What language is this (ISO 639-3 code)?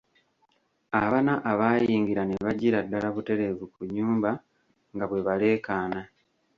lug